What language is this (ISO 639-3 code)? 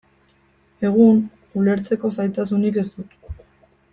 eus